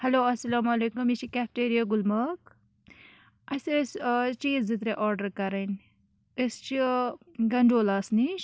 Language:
Kashmiri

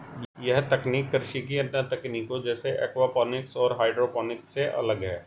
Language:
Hindi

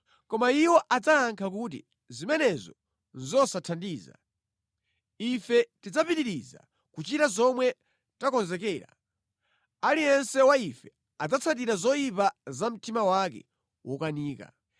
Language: Nyanja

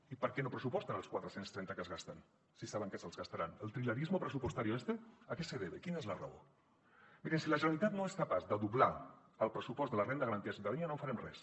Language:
Catalan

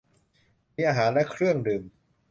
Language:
Thai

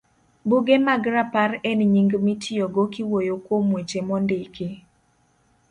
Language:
Luo (Kenya and Tanzania)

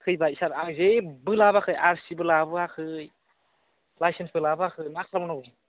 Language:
Bodo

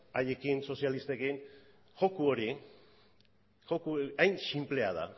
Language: Basque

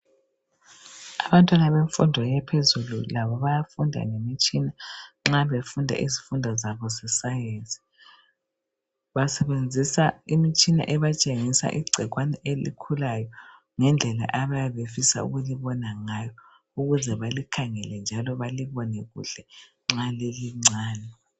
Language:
North Ndebele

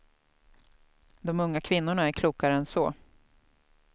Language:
Swedish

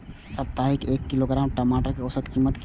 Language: Maithili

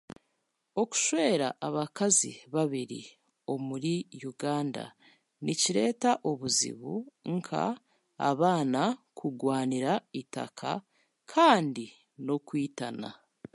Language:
Chiga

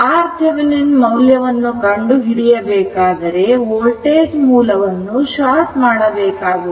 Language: Kannada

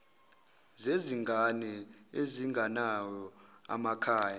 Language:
Zulu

